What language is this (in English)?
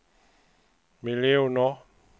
Swedish